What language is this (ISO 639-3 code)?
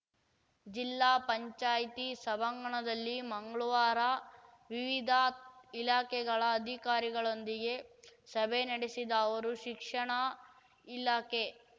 kan